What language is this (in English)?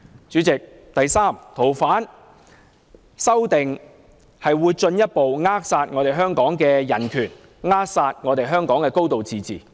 Cantonese